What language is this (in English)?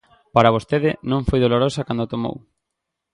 Galician